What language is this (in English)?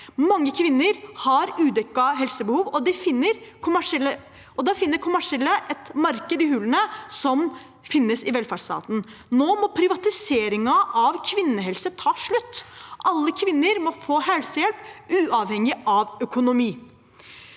Norwegian